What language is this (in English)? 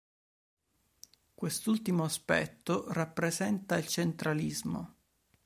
Italian